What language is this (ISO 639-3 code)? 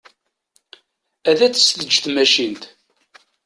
kab